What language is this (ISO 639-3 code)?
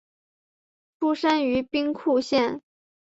zho